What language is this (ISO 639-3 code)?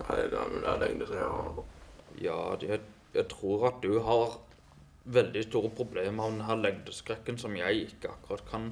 nor